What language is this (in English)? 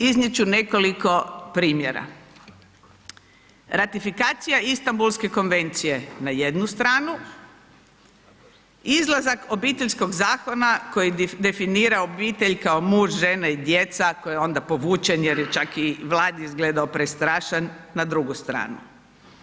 Croatian